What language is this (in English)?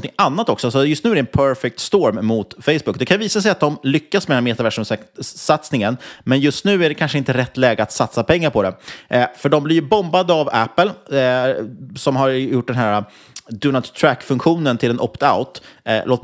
Swedish